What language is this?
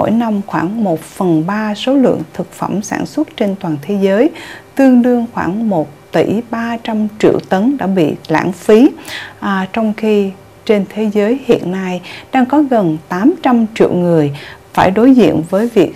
Vietnamese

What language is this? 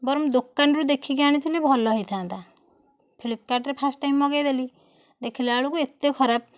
Odia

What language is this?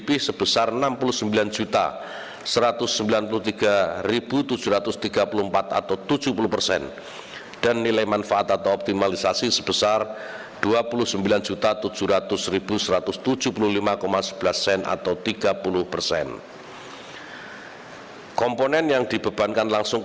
Indonesian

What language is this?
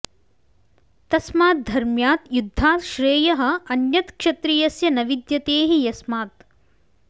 Sanskrit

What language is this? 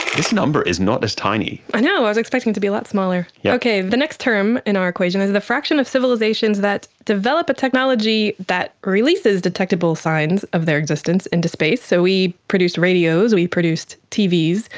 English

